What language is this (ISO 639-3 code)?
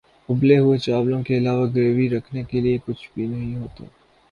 urd